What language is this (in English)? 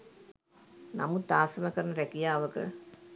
Sinhala